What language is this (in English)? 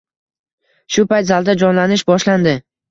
Uzbek